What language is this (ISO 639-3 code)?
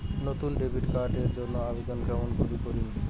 ben